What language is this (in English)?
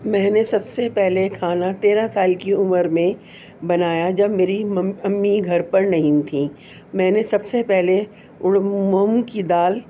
Urdu